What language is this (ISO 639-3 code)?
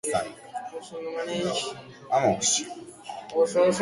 eus